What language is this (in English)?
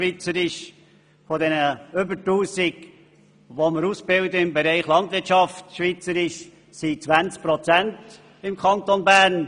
Swiss German